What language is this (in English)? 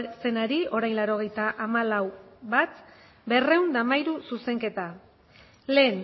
Basque